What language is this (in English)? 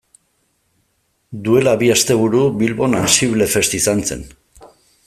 Basque